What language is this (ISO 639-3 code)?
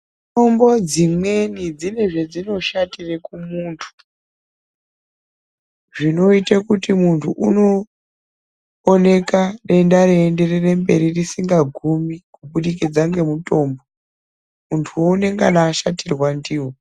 ndc